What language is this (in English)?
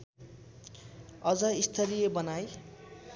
Nepali